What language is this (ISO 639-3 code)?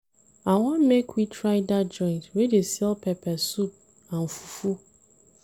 pcm